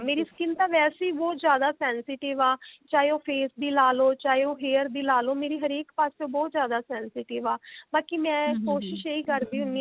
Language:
Punjabi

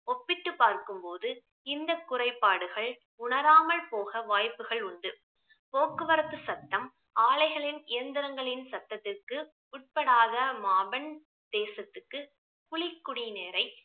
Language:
Tamil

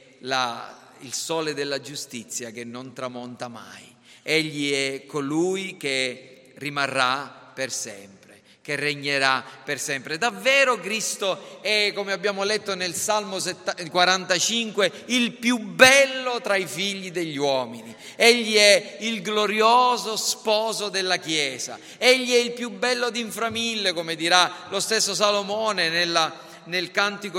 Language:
Italian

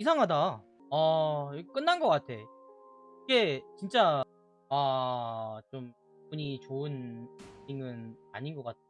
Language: Korean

